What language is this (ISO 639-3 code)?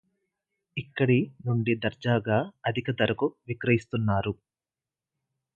tel